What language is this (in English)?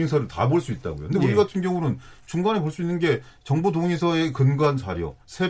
Korean